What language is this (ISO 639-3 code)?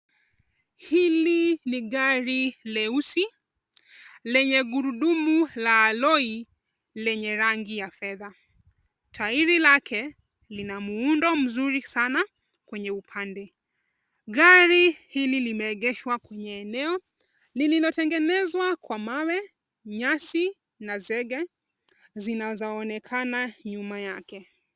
swa